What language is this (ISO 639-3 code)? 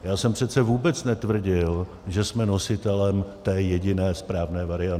ces